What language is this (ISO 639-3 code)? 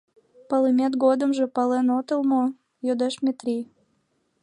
chm